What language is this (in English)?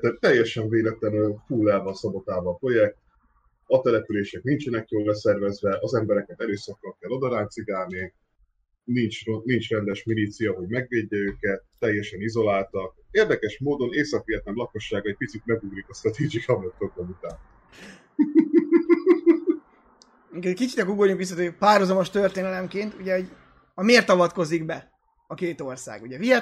Hungarian